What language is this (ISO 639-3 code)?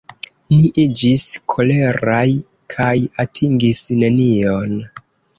epo